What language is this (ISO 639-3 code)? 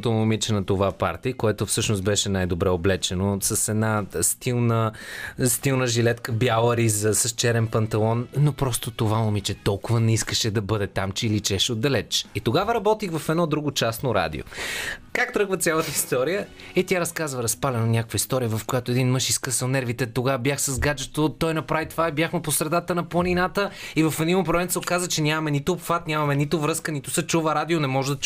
bul